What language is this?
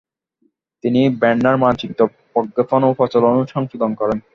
Bangla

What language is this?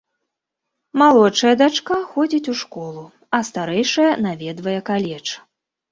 Belarusian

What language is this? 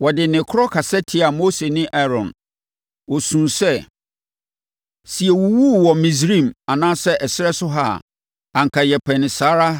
Akan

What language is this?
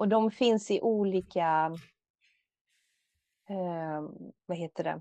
Swedish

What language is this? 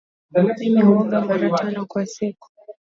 Swahili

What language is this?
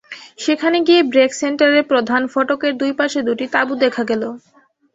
Bangla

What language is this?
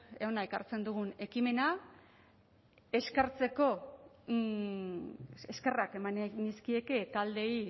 Basque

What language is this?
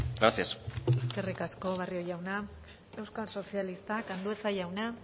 Basque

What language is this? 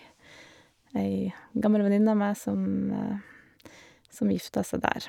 Norwegian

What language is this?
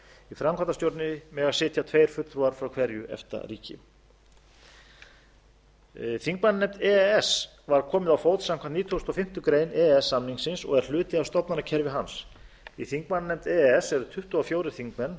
Icelandic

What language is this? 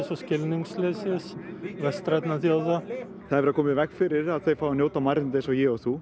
Icelandic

